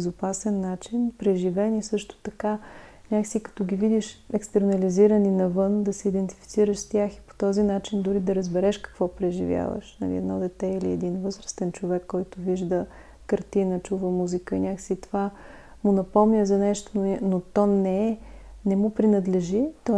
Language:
Bulgarian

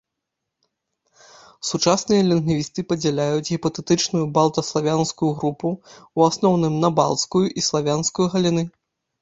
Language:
Belarusian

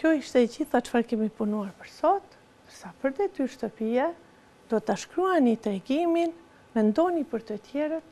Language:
Romanian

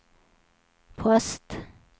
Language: Swedish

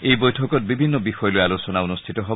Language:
Assamese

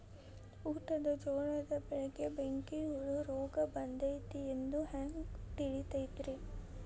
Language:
Kannada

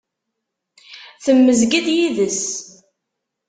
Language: Kabyle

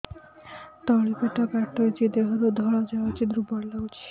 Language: Odia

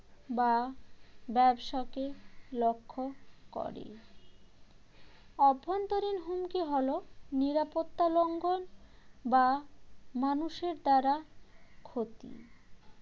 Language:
Bangla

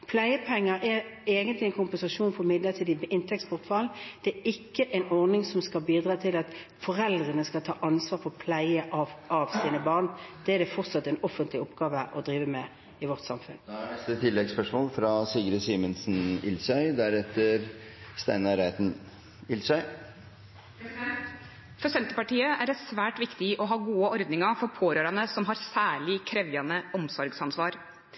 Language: Norwegian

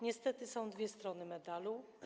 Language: Polish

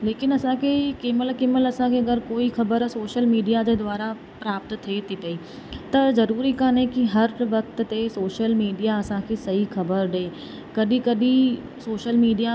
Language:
Sindhi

